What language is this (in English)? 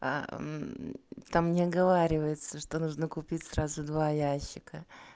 Russian